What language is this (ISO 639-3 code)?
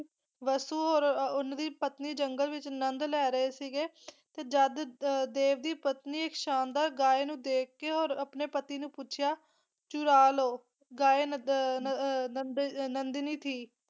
pan